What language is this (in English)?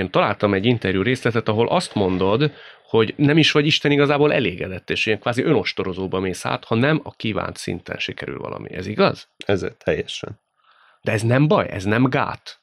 Hungarian